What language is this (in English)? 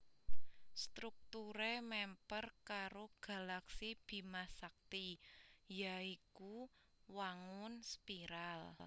Javanese